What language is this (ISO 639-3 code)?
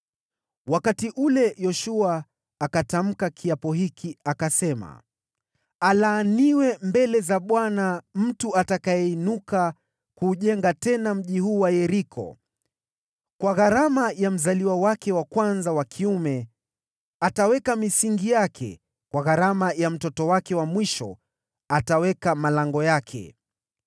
swa